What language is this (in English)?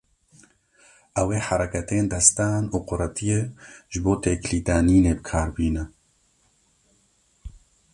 Kurdish